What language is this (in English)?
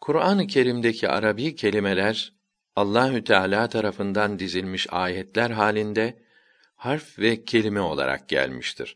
Turkish